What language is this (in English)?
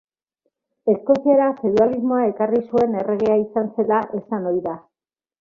Basque